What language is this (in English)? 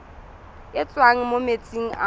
Tswana